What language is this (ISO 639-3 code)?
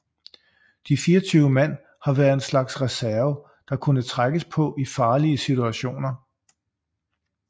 dan